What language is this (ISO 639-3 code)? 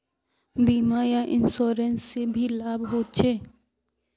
mag